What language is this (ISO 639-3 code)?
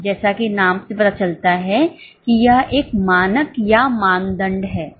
hin